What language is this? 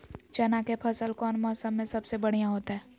Magahi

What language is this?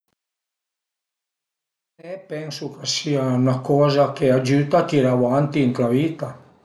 Piedmontese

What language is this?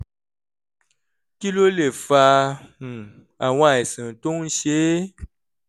Yoruba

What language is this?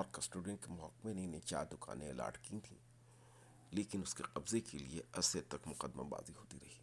Urdu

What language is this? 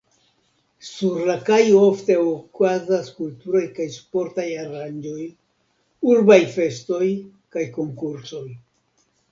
Esperanto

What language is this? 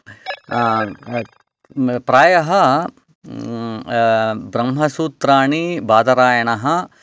Sanskrit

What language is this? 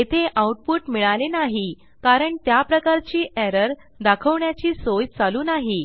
Marathi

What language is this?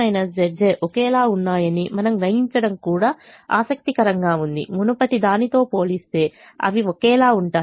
Telugu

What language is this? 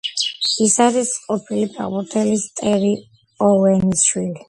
Georgian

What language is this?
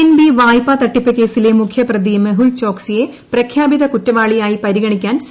Malayalam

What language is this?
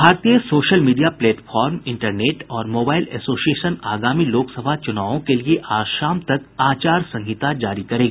Hindi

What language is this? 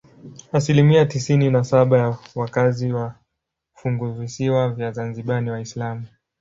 Swahili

